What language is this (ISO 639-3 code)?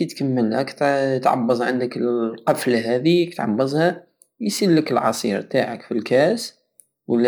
aao